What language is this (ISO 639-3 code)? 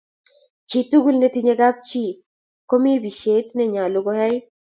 kln